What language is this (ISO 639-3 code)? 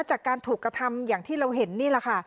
tha